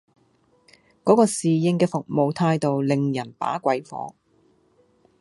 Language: Cantonese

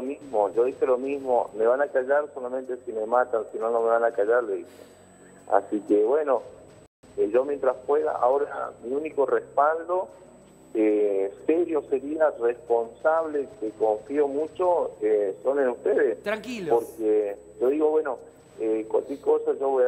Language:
Spanish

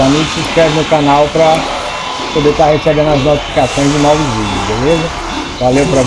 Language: Portuguese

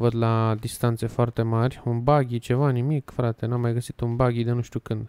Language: Romanian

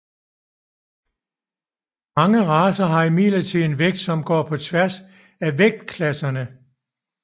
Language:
Danish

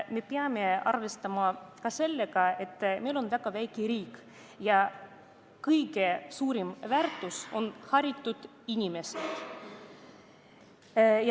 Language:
Estonian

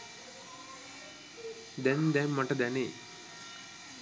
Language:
Sinhala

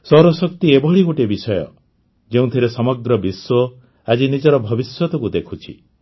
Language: Odia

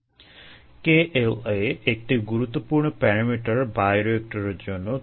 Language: Bangla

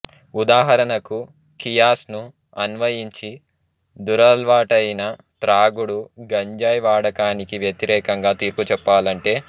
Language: Telugu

